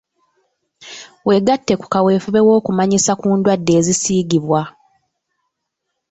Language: Ganda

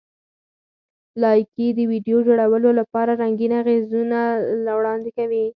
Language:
Pashto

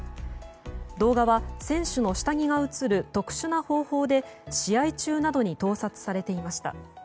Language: Japanese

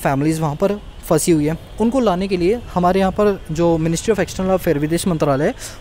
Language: Hindi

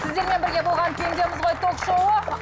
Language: Kazakh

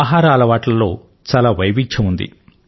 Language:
Telugu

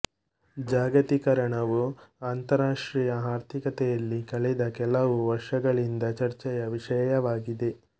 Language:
Kannada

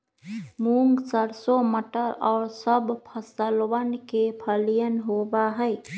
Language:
Magahi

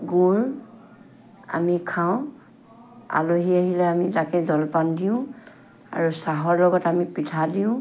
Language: Assamese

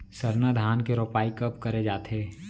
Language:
Chhattisgarhi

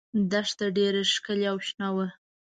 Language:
Pashto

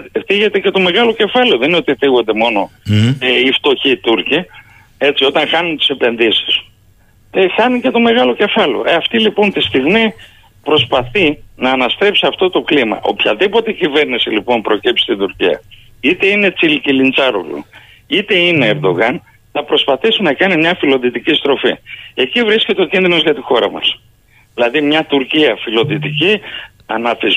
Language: Greek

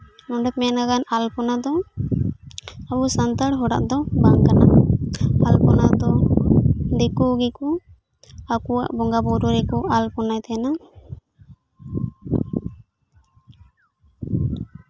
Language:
Santali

